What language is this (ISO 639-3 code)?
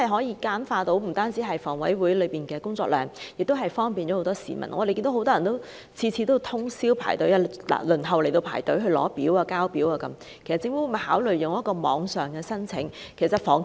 yue